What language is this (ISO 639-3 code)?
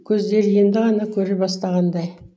kaz